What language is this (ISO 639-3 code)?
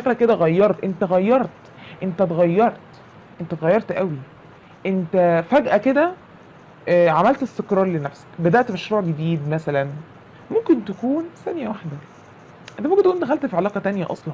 ara